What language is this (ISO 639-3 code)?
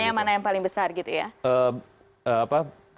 ind